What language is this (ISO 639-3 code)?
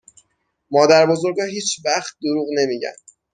fas